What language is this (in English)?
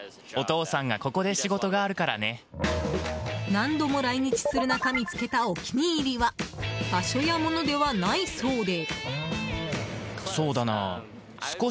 Japanese